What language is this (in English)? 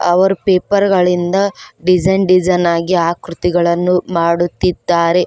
Kannada